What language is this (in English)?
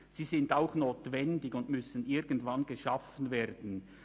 Swiss German